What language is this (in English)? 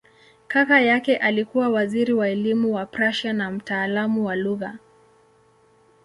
Swahili